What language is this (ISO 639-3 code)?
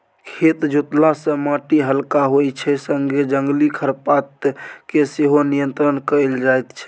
mai